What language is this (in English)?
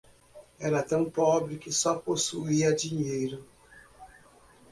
Portuguese